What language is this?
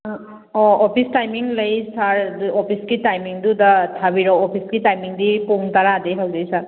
Manipuri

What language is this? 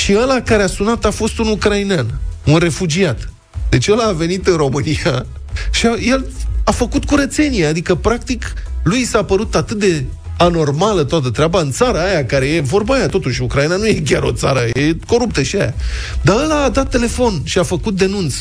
Romanian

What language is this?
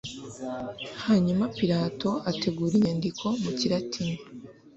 Kinyarwanda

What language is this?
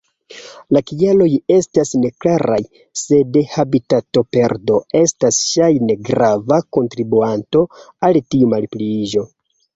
Esperanto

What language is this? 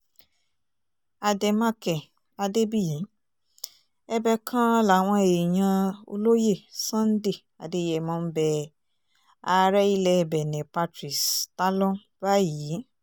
Yoruba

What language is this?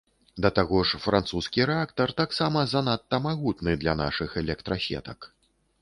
Belarusian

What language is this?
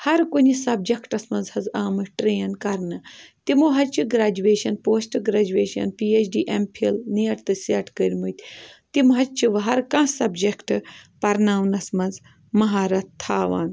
Kashmiri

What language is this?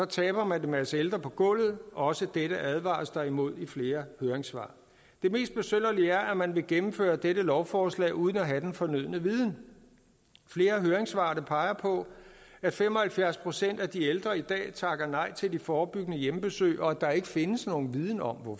Danish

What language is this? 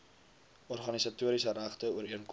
Afrikaans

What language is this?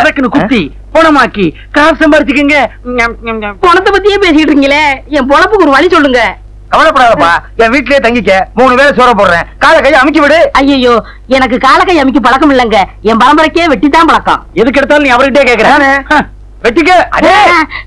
Indonesian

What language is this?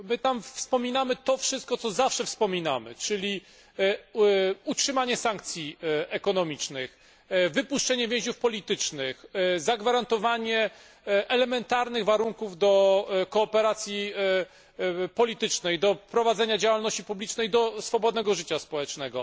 Polish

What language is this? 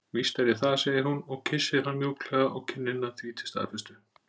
Icelandic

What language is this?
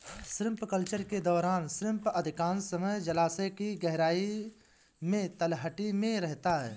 Hindi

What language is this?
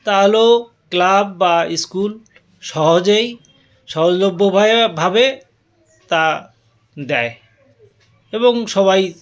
Bangla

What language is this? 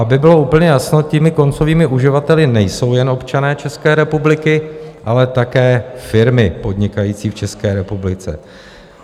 Czech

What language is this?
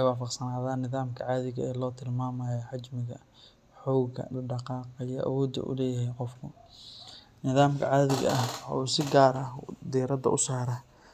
Somali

